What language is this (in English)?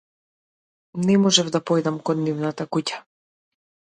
Macedonian